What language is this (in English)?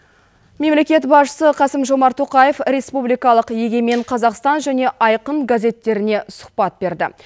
Kazakh